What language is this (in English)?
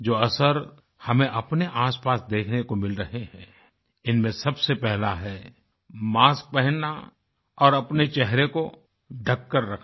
Hindi